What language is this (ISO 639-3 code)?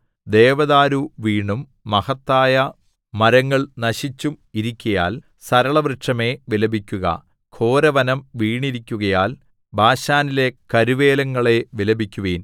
mal